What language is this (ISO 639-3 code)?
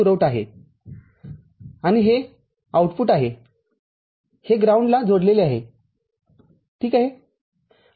mar